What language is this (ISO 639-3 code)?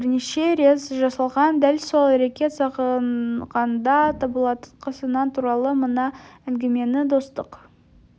kaz